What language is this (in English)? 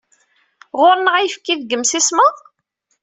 Kabyle